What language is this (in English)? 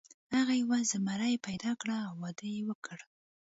Pashto